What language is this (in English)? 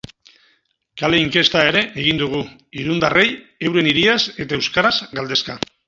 Basque